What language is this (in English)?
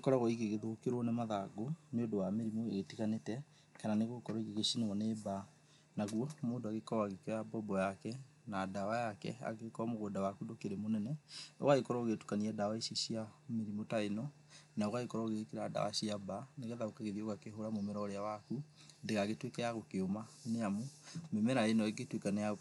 Kikuyu